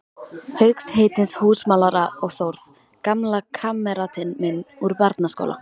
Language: Icelandic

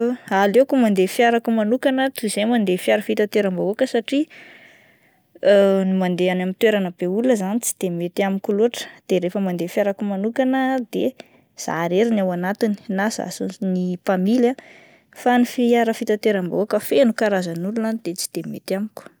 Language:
Malagasy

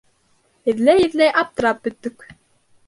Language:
Bashkir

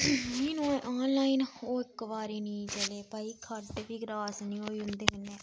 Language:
Dogri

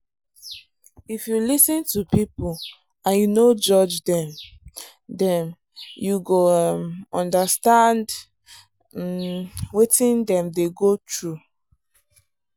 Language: Nigerian Pidgin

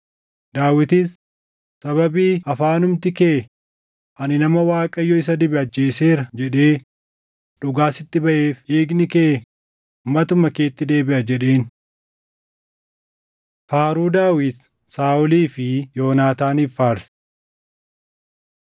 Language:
Oromo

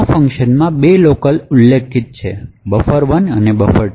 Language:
Gujarati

